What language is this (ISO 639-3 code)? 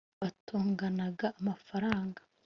kin